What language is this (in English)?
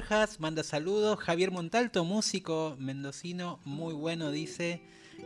Spanish